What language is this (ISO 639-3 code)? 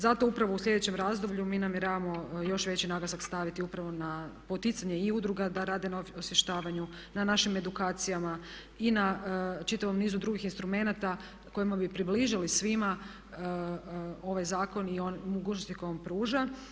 hrv